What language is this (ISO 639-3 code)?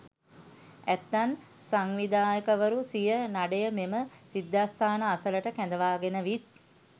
sin